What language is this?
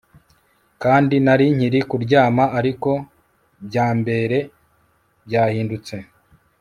Kinyarwanda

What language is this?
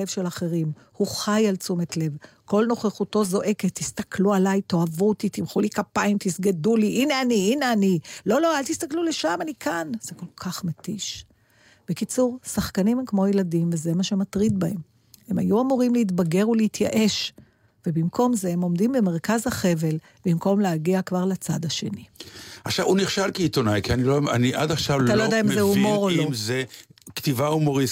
Hebrew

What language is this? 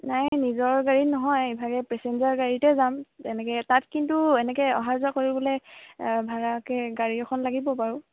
Assamese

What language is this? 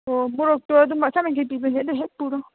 Manipuri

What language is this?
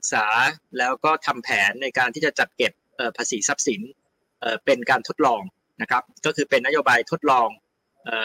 Thai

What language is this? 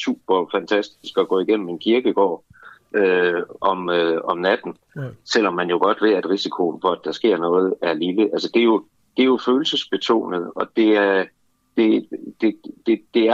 Danish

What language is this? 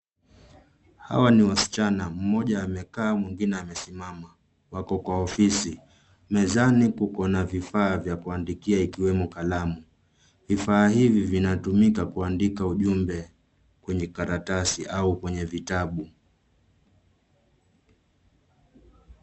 Swahili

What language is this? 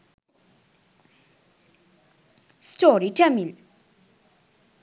Sinhala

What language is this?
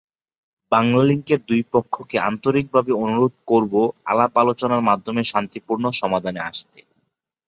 Bangla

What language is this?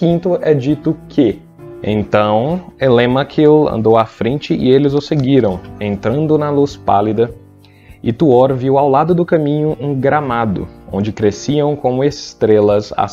Portuguese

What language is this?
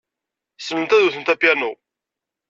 Kabyle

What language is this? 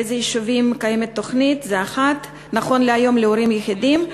Hebrew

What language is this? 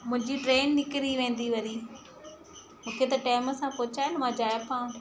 Sindhi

